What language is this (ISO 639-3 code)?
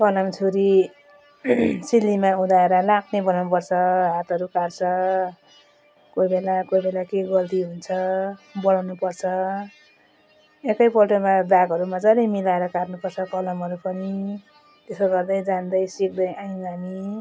nep